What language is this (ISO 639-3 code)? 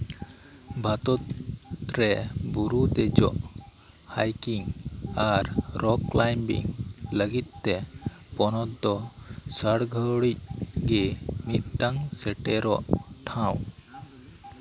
sat